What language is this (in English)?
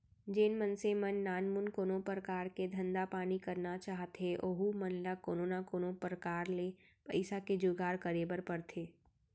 Chhattisgarhi